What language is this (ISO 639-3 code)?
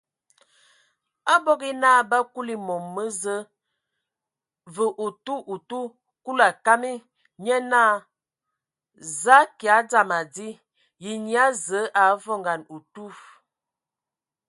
ewo